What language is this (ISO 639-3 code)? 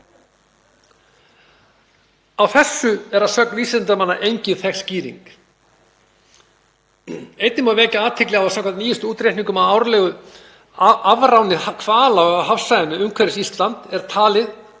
isl